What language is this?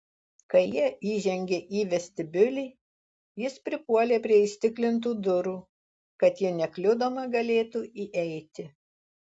Lithuanian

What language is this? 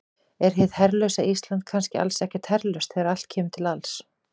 Icelandic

